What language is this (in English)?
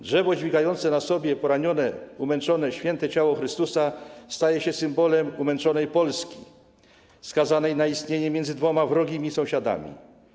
Polish